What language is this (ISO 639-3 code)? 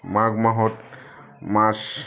asm